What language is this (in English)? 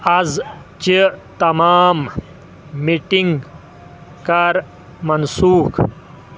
Kashmiri